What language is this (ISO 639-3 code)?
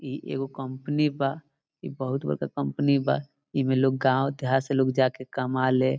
bho